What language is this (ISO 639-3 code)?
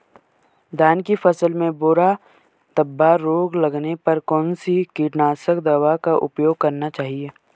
hin